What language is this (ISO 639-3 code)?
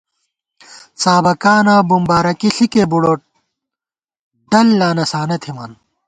gwt